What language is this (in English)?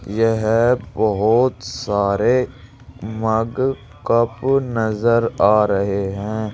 Hindi